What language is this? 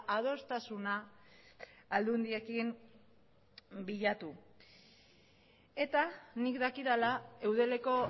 Basque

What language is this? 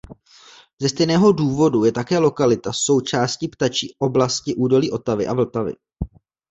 Czech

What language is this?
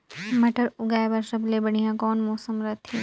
Chhattisgarhi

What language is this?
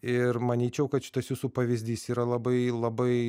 Lithuanian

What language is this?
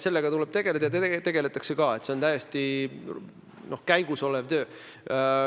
Estonian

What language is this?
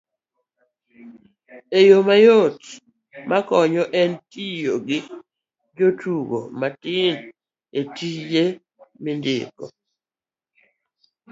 Luo (Kenya and Tanzania)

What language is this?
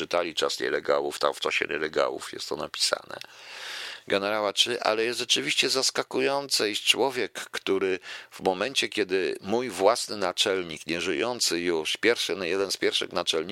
Polish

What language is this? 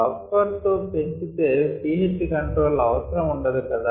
Telugu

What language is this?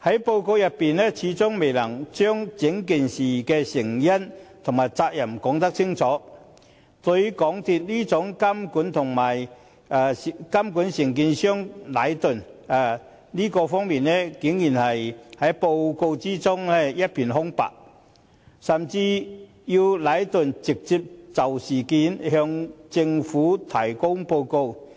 Cantonese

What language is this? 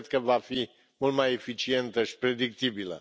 Romanian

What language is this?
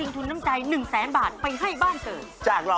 Thai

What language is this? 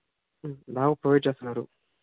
Telugu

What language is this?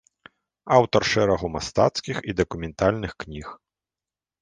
Belarusian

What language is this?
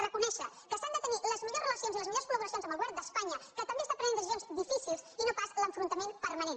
Catalan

